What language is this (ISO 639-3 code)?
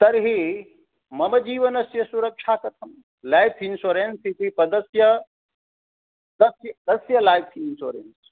san